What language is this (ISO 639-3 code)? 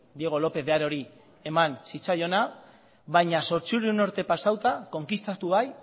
eus